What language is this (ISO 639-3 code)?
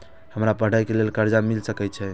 mai